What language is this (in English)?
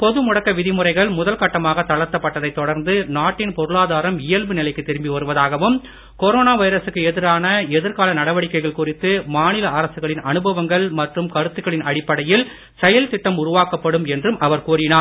Tamil